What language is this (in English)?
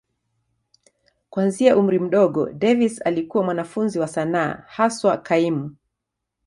Swahili